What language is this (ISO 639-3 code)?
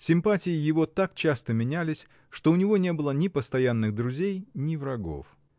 rus